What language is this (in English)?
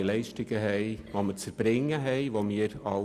Swiss German